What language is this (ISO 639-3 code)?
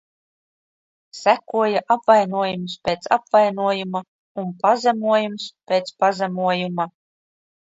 lav